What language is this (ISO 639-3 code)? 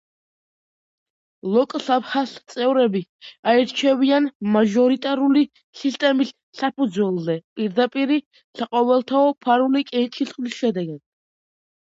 kat